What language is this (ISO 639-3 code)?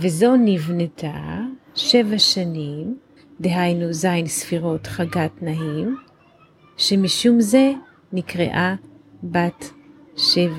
heb